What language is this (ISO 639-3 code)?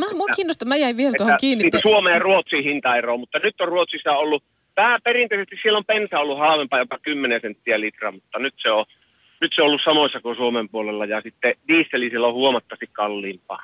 fin